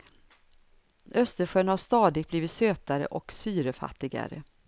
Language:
Swedish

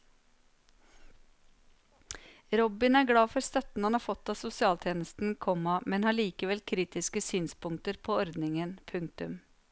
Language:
Norwegian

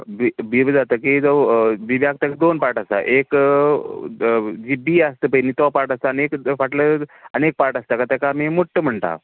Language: Konkani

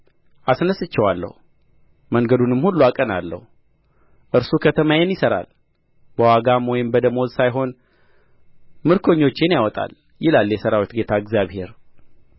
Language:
Amharic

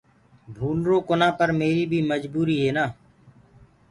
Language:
Gurgula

